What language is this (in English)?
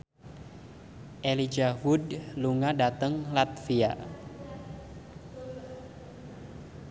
Javanese